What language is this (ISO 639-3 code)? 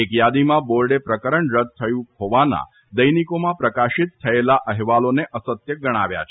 guj